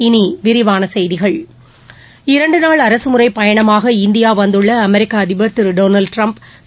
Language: Tamil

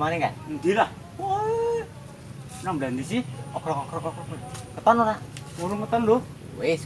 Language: Indonesian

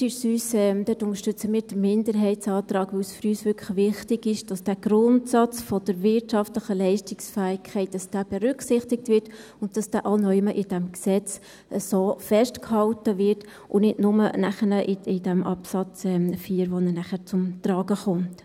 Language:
Swiss German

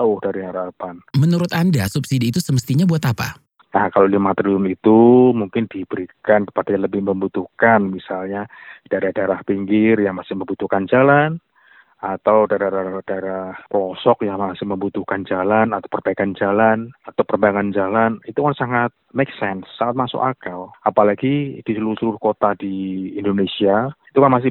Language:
Indonesian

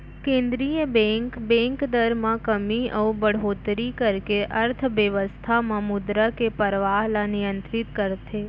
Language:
Chhattisgarhi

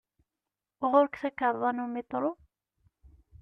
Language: Kabyle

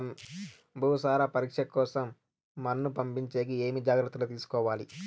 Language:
Telugu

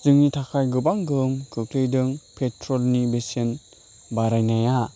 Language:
Bodo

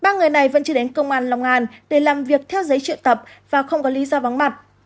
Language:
Vietnamese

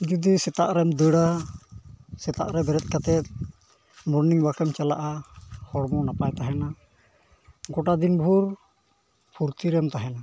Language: Santali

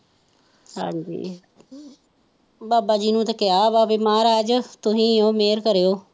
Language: Punjabi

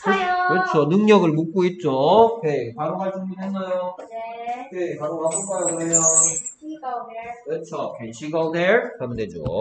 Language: Korean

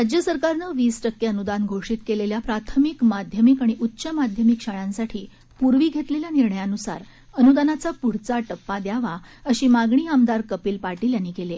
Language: Marathi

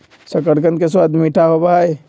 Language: Magahi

